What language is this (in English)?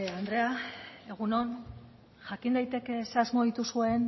Basque